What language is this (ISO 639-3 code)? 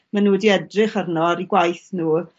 cym